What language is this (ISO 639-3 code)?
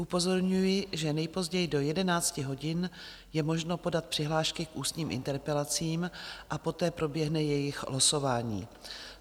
ces